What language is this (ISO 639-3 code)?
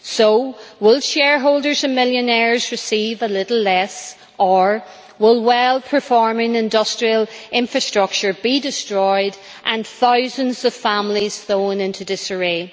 eng